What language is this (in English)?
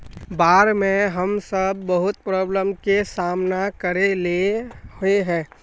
Magahi